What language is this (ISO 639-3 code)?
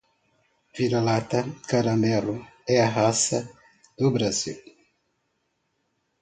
por